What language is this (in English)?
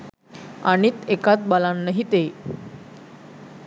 Sinhala